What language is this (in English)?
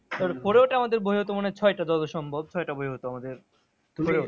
Bangla